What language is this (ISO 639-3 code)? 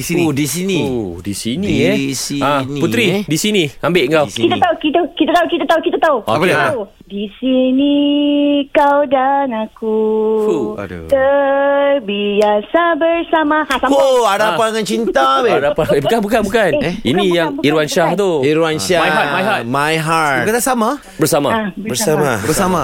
msa